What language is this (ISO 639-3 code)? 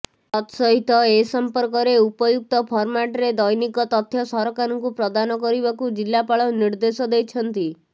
ori